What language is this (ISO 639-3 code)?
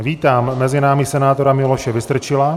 ces